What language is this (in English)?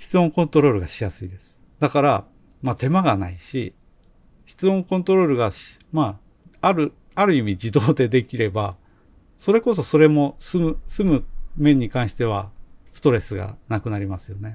Japanese